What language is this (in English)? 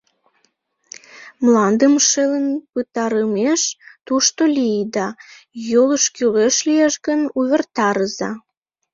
Mari